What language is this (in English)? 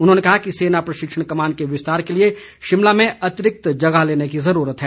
Hindi